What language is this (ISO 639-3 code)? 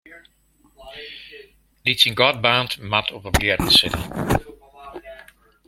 fry